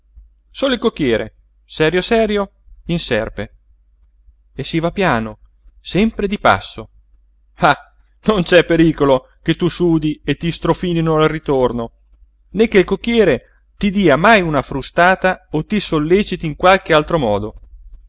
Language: Italian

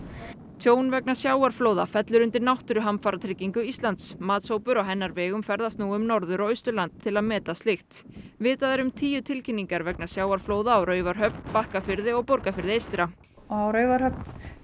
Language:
Icelandic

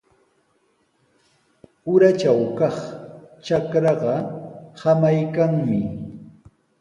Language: Sihuas Ancash Quechua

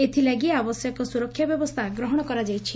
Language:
Odia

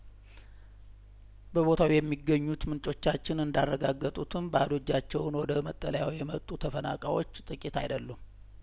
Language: Amharic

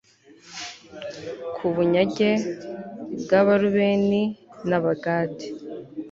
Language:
Kinyarwanda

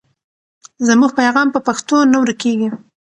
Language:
Pashto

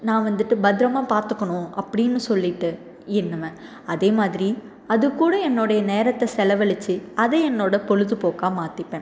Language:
Tamil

